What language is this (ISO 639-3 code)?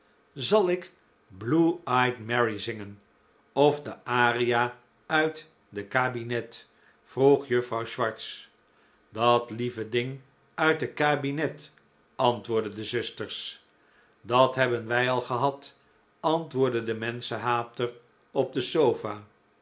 nld